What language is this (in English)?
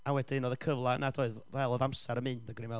Welsh